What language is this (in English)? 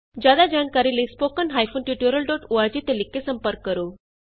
Punjabi